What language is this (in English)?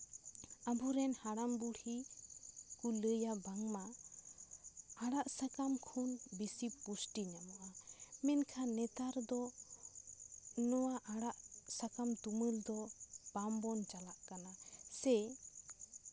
Santali